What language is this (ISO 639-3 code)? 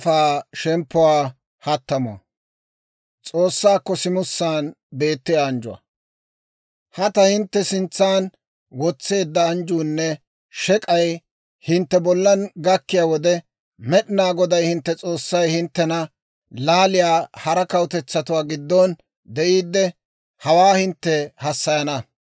dwr